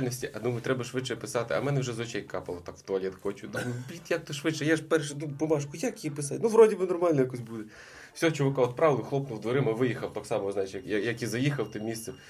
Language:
Ukrainian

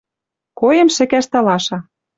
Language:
Western Mari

